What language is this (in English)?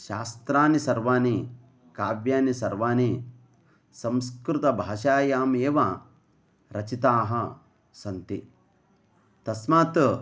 Sanskrit